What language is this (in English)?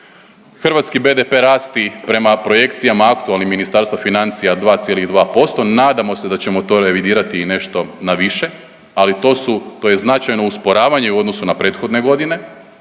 Croatian